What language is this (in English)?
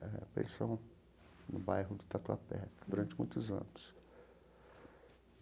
Portuguese